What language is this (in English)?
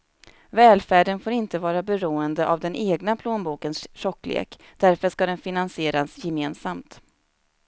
Swedish